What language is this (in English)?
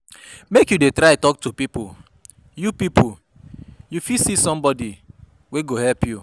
Nigerian Pidgin